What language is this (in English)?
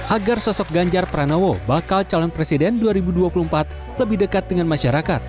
Indonesian